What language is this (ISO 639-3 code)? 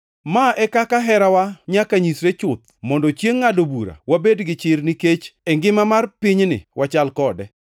luo